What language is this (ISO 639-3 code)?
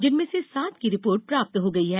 hin